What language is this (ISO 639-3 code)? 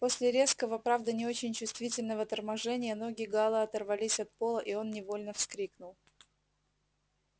rus